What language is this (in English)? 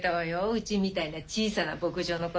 Japanese